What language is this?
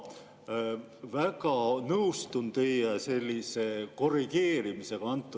Estonian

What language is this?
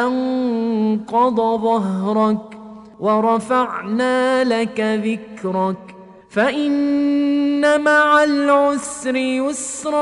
Arabic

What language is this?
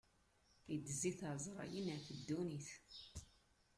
Kabyle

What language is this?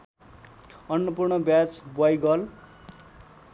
Nepali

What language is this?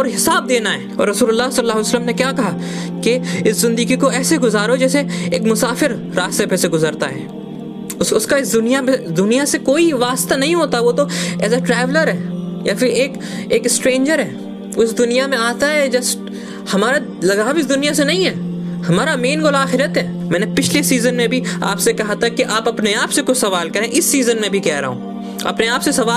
Hindi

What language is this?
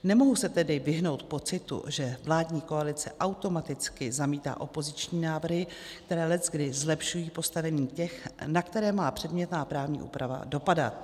Czech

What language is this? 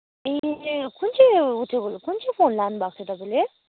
Nepali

